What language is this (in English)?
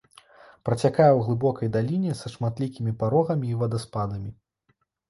Belarusian